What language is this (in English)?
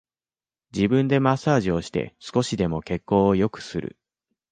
Japanese